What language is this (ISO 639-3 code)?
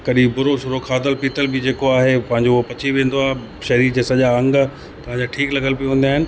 snd